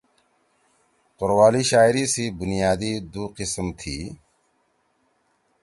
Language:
Torwali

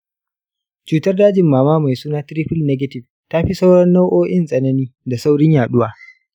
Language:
Hausa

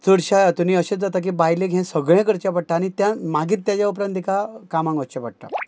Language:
Konkani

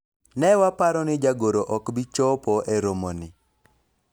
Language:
Luo (Kenya and Tanzania)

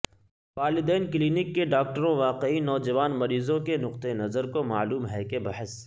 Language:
Urdu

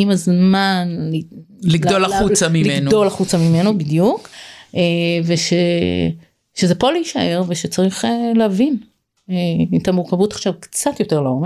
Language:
Hebrew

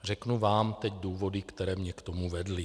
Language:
Czech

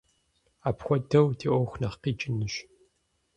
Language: Kabardian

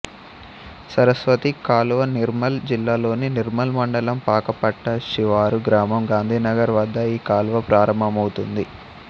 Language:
Telugu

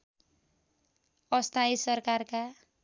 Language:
Nepali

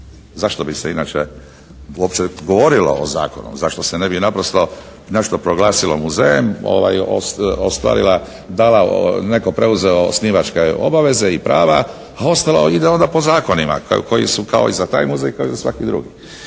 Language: Croatian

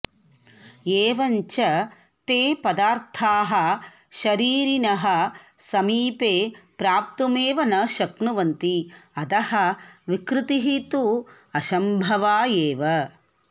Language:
Sanskrit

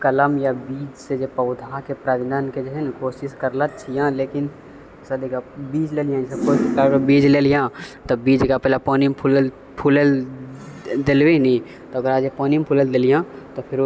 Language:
Maithili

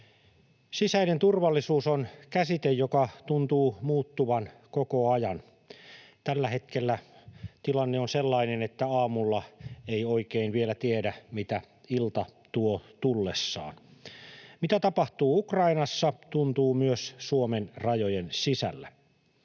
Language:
Finnish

